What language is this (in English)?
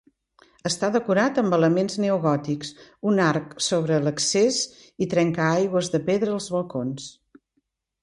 Catalan